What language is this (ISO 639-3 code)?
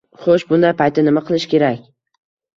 uzb